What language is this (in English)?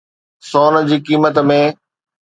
Sindhi